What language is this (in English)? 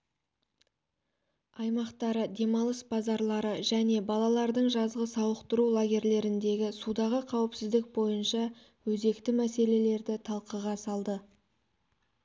Kazakh